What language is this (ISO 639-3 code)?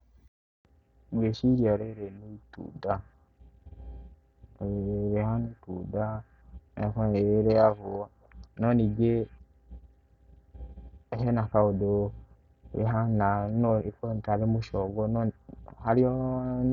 kik